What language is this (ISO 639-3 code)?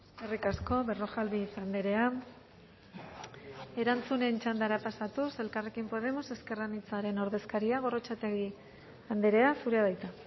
eus